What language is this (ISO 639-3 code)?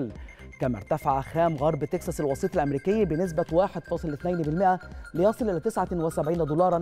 ara